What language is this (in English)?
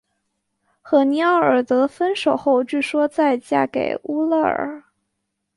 Chinese